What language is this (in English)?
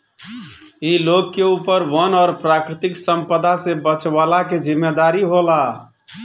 Bhojpuri